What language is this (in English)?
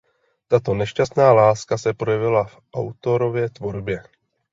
Czech